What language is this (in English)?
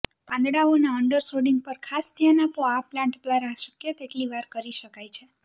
Gujarati